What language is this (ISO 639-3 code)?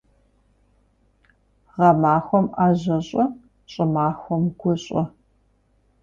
kbd